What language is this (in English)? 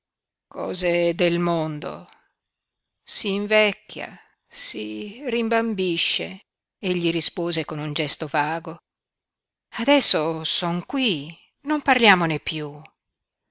Italian